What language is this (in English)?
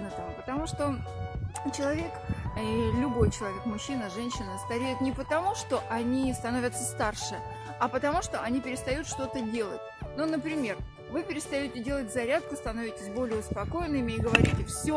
Russian